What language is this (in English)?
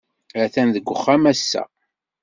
Kabyle